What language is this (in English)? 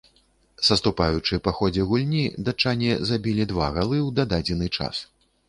Belarusian